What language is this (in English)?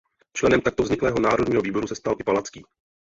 Czech